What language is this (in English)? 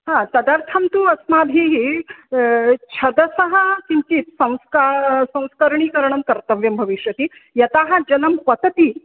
Sanskrit